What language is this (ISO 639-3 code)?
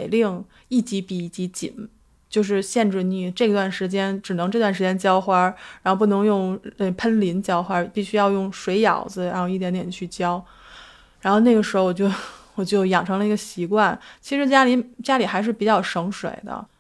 zho